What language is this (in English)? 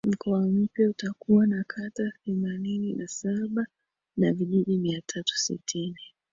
Swahili